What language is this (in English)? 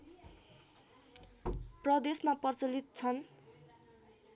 Nepali